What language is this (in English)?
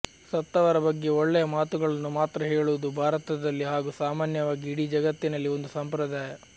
Kannada